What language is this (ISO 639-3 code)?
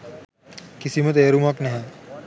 sin